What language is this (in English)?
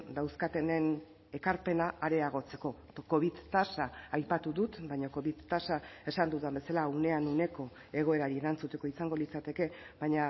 Basque